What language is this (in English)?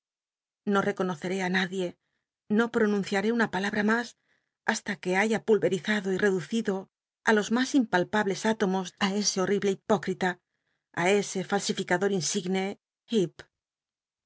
Spanish